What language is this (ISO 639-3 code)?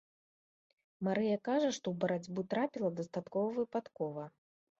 bel